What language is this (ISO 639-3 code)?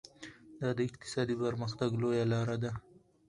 pus